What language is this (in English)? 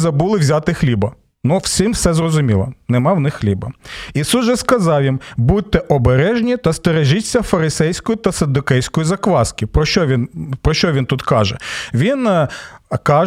Ukrainian